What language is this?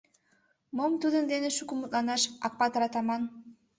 Mari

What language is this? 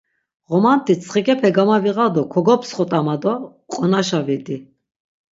Laz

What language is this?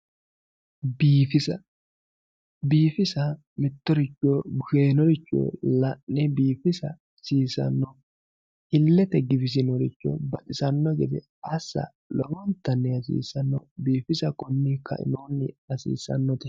Sidamo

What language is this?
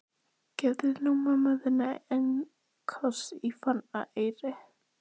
Icelandic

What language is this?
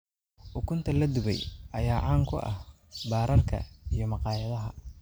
Somali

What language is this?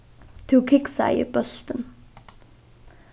Faroese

